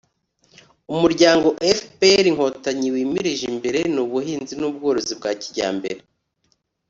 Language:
Kinyarwanda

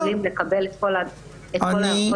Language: Hebrew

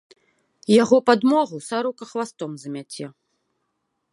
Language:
Belarusian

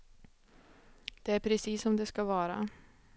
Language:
Swedish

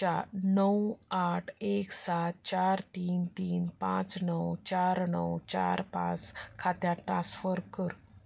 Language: Konkani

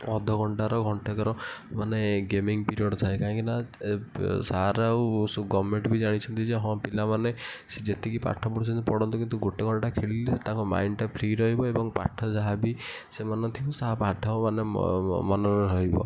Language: Odia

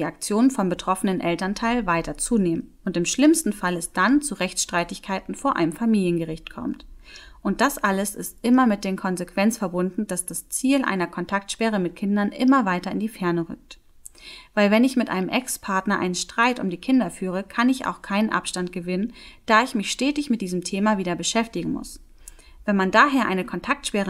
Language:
German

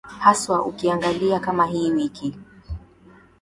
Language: Swahili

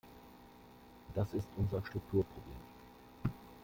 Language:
German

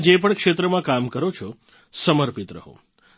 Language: Gujarati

